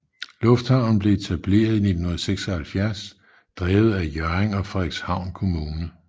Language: Danish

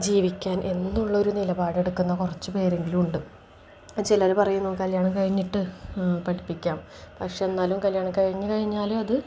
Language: Malayalam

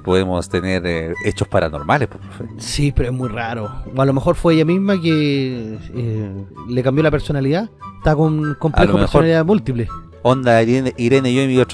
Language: Spanish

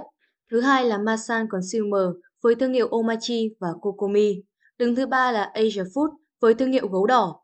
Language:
Vietnamese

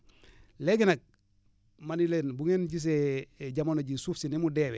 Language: Wolof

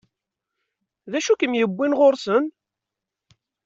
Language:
Kabyle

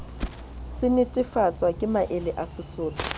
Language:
Southern Sotho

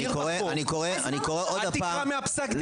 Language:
Hebrew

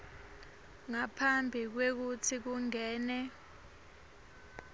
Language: Swati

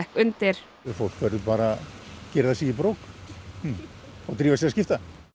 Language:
Icelandic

